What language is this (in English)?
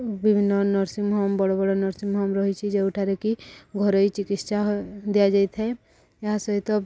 Odia